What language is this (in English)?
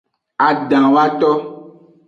Aja (Benin)